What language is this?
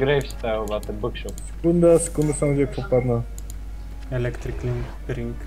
Bulgarian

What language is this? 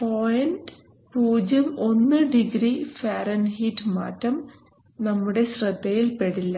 Malayalam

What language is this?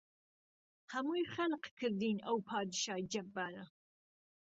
Central Kurdish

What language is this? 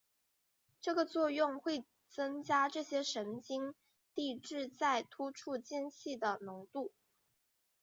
Chinese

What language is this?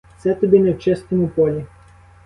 Ukrainian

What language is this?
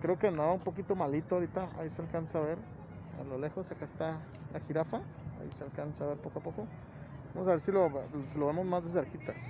Spanish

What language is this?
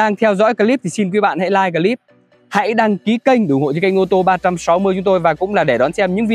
Vietnamese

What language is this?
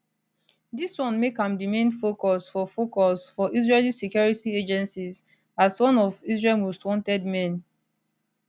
Nigerian Pidgin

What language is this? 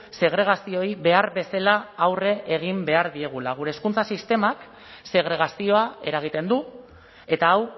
Basque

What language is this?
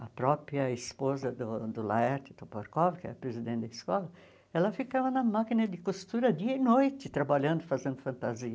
Portuguese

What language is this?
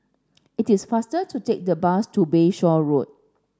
English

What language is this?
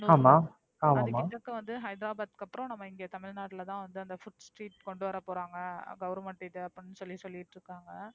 Tamil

